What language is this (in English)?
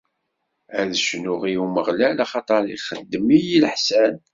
Kabyle